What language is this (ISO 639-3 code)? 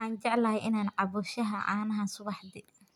som